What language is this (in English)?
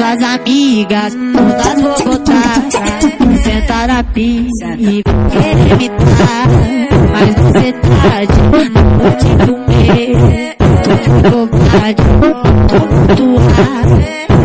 Indonesian